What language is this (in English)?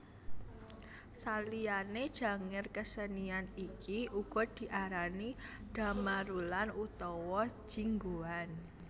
Javanese